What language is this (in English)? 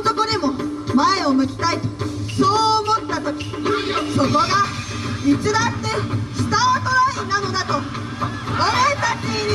Japanese